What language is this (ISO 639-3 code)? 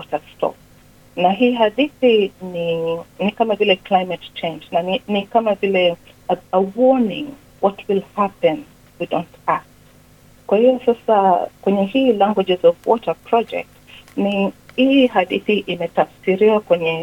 swa